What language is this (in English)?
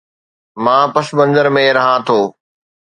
Sindhi